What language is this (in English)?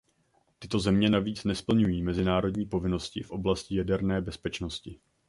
Czech